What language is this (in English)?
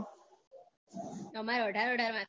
Gujarati